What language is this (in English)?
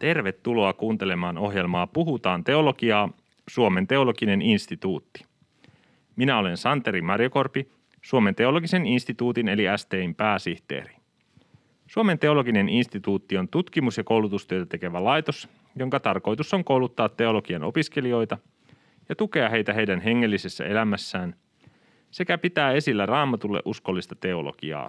Finnish